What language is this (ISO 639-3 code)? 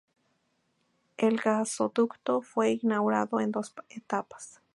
spa